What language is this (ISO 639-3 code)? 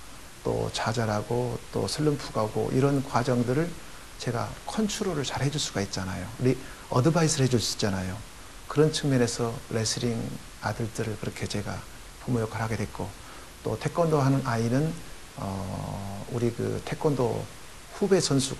kor